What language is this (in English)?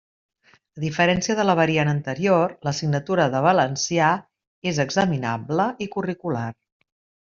Catalan